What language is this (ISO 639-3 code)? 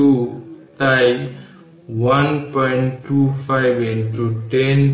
ben